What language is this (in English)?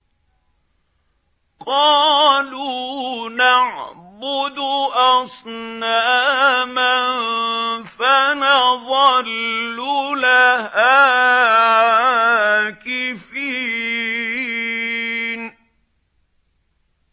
Arabic